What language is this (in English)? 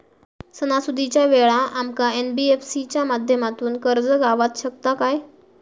Marathi